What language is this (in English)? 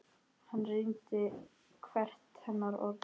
Icelandic